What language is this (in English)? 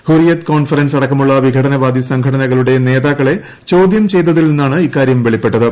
Malayalam